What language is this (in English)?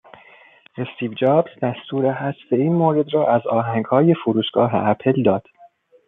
Persian